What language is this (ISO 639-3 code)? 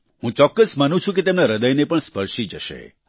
guj